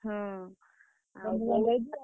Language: Odia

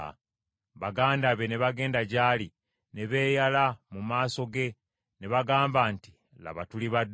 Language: Ganda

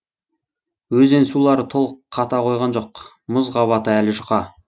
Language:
Kazakh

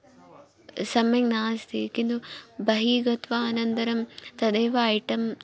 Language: Sanskrit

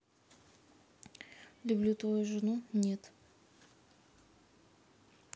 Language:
Russian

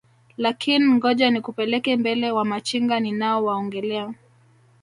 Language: Swahili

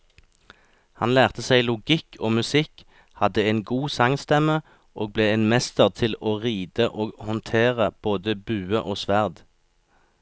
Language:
Norwegian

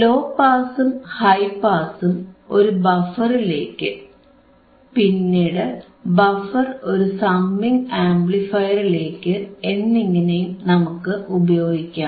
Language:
Malayalam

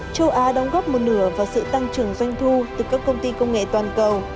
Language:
Vietnamese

